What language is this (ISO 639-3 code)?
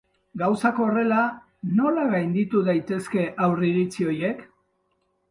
eus